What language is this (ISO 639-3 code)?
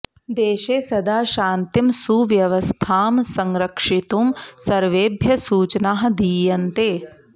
san